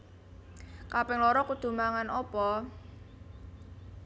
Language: Javanese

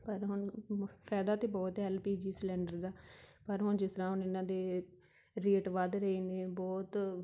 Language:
Punjabi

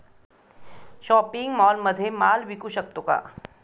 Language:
Marathi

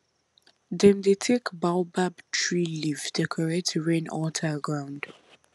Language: Nigerian Pidgin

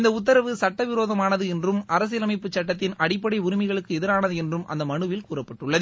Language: Tamil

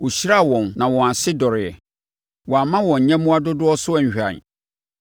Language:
Akan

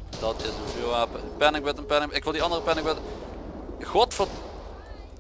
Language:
Dutch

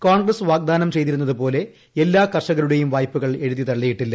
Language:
Malayalam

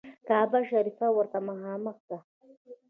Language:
Pashto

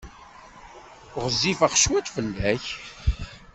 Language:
Kabyle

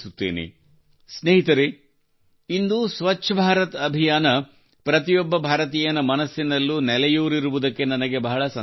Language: Kannada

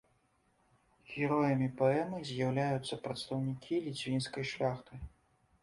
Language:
Belarusian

